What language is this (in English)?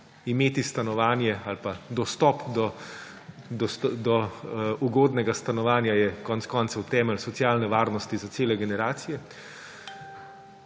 Slovenian